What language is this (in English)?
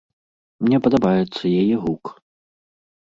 Belarusian